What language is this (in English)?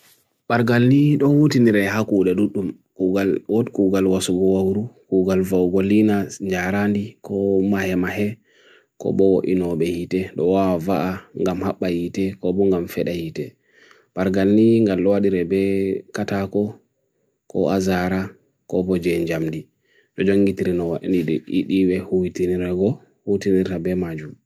Bagirmi Fulfulde